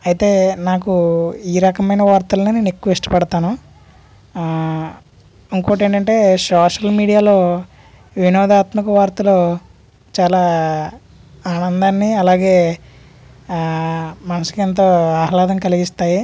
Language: Telugu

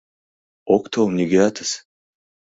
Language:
Mari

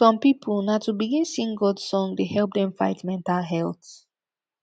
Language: Nigerian Pidgin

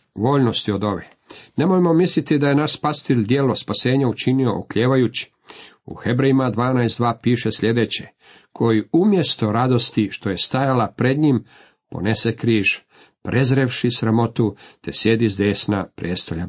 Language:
Croatian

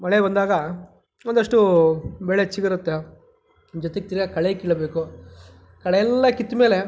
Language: Kannada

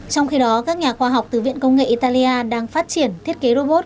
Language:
Vietnamese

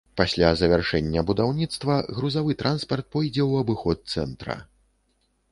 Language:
Belarusian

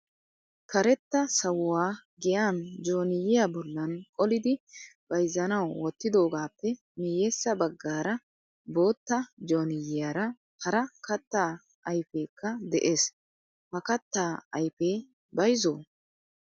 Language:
Wolaytta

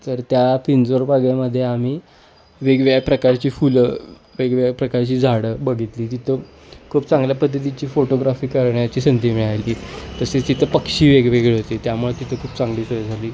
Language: Marathi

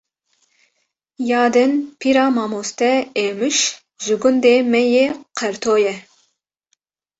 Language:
Kurdish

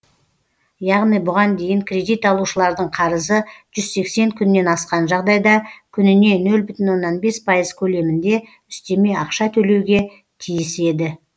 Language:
Kazakh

